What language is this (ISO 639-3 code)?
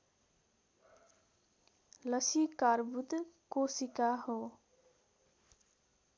nep